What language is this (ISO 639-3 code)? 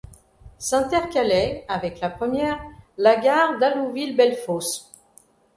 fra